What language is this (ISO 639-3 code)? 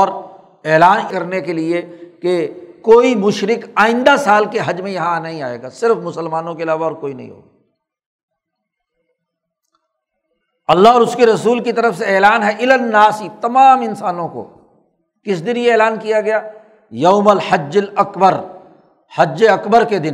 urd